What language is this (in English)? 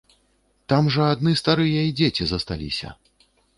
Belarusian